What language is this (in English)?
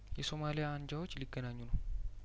Amharic